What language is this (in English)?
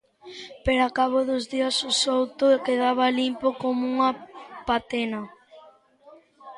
Galician